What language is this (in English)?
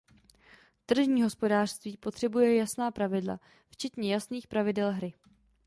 Czech